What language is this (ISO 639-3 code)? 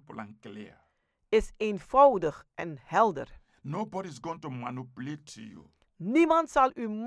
nld